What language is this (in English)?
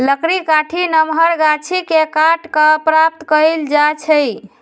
Magahi